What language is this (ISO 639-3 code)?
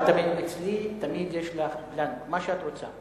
heb